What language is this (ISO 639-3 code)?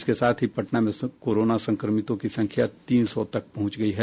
hin